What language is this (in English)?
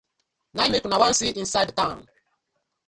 Nigerian Pidgin